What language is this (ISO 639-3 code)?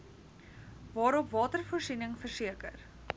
afr